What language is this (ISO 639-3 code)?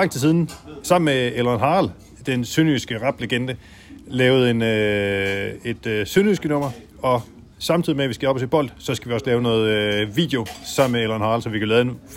dan